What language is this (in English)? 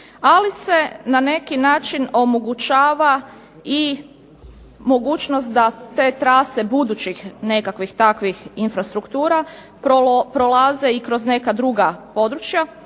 Croatian